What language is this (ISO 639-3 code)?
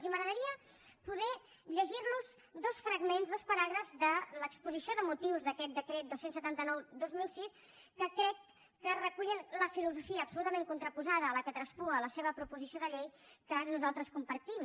cat